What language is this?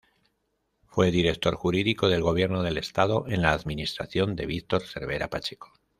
Spanish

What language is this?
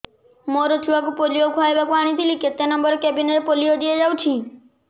Odia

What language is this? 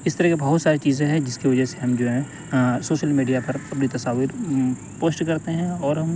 Urdu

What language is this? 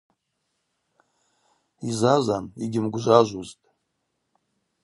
Abaza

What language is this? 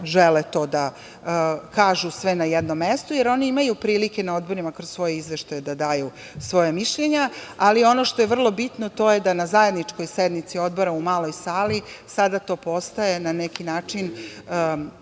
Serbian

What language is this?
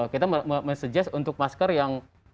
Indonesian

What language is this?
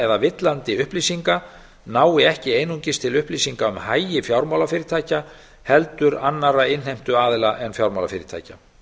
Icelandic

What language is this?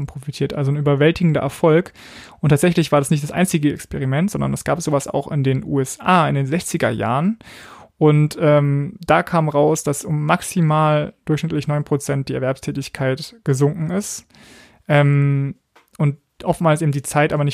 German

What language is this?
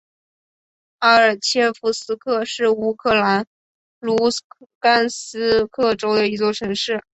Chinese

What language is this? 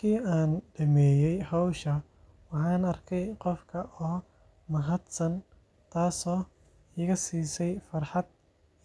Somali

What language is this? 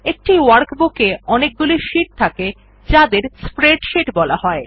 Bangla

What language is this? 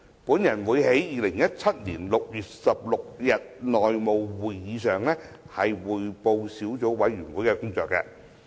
Cantonese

